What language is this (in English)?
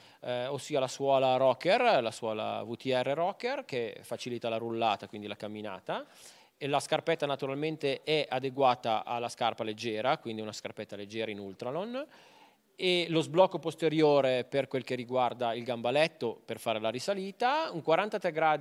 Italian